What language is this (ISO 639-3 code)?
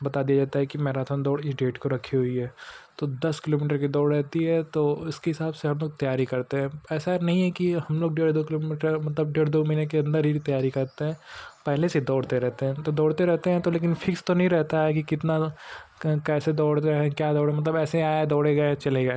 hin